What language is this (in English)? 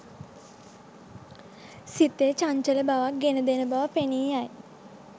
Sinhala